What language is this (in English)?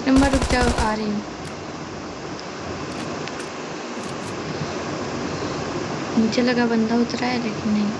Hindi